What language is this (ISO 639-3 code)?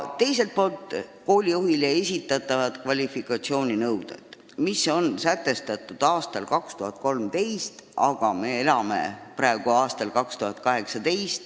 est